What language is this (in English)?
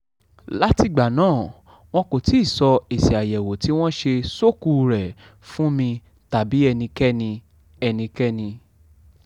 Yoruba